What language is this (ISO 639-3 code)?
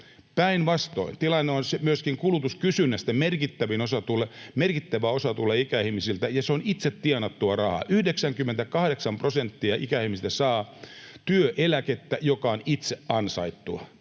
fin